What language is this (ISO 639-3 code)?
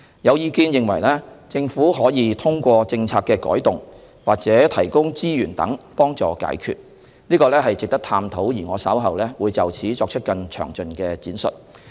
yue